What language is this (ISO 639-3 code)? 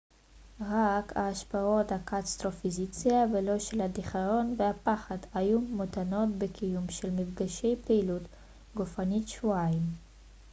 heb